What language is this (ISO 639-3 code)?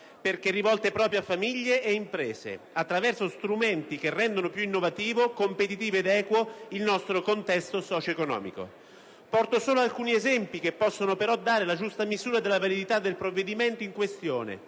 ita